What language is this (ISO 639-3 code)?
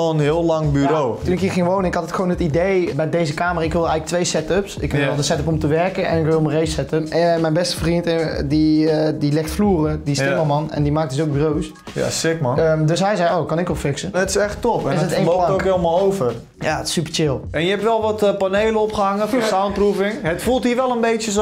nld